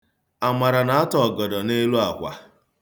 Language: Igbo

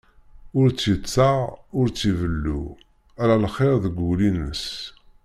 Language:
Kabyle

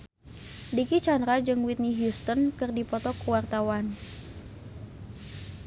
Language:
Sundanese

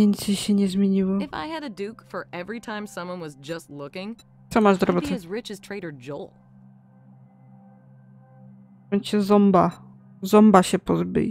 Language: Polish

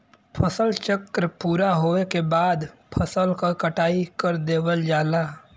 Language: Bhojpuri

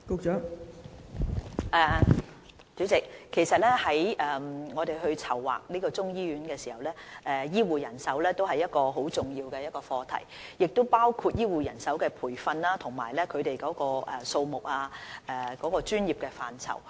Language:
Cantonese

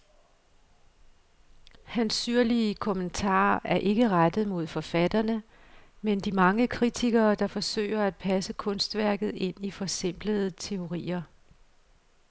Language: Danish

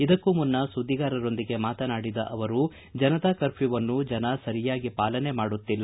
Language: Kannada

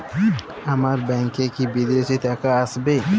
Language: Bangla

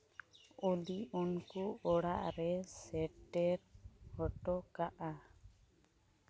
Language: Santali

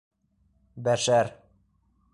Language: Bashkir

